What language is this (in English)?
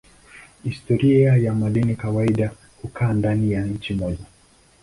Swahili